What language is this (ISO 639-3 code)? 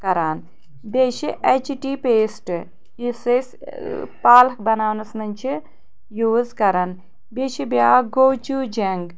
kas